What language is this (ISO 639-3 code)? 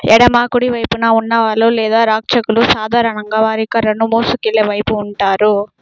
tel